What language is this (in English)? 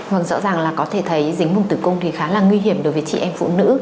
Vietnamese